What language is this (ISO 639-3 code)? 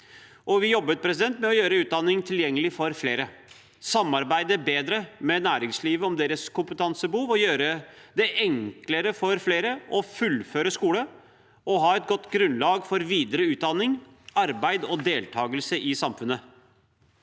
nor